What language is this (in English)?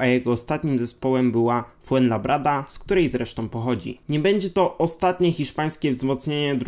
Polish